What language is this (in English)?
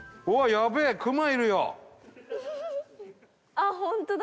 Japanese